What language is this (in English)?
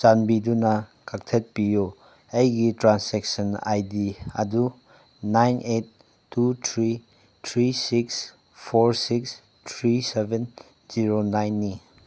Manipuri